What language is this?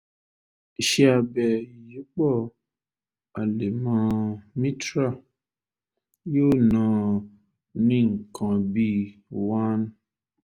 Yoruba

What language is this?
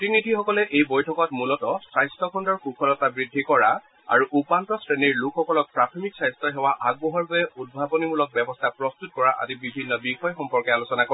Assamese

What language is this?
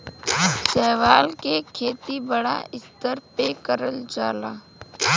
Bhojpuri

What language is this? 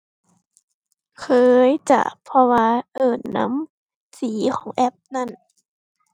Thai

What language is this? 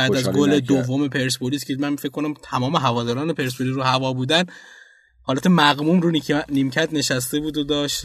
Persian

